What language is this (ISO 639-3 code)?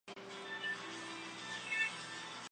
zho